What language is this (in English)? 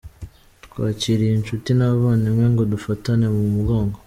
Kinyarwanda